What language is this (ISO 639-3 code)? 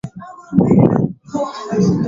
swa